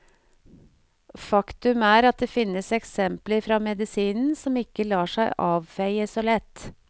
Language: Norwegian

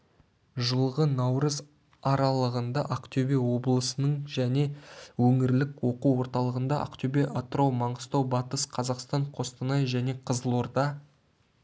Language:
Kazakh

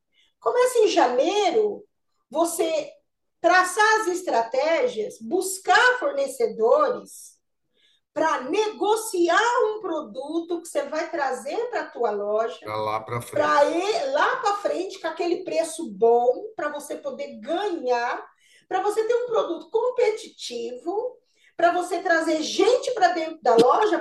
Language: Portuguese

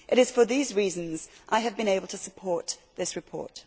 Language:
English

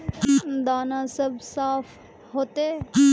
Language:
Magahi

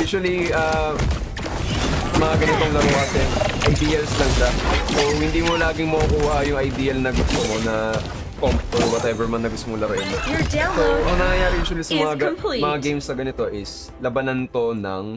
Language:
Filipino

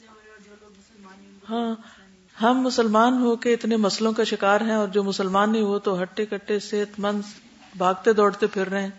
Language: Urdu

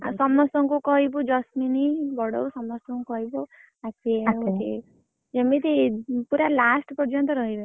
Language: Odia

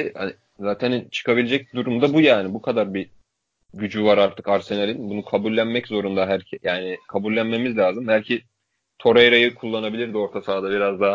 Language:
Turkish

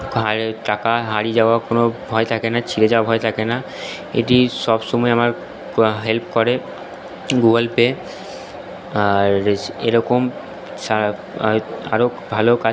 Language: Bangla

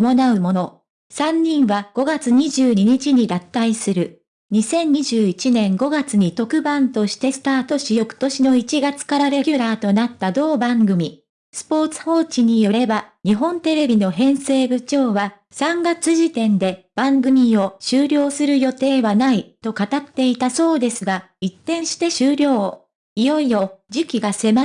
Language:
Japanese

